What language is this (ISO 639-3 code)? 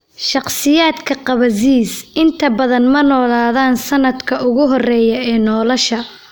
som